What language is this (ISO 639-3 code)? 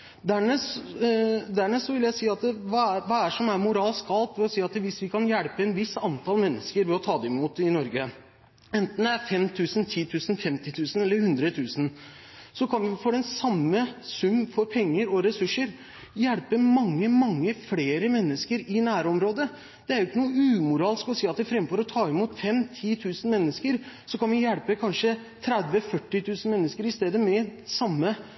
nob